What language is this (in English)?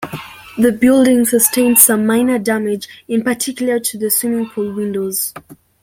English